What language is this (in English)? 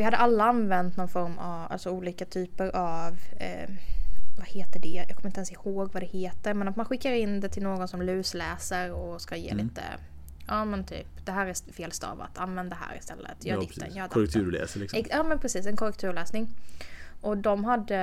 Swedish